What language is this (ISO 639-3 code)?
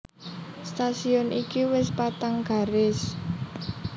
jav